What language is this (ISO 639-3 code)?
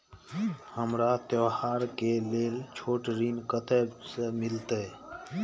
mai